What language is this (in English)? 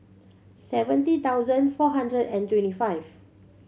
English